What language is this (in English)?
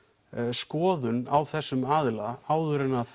Icelandic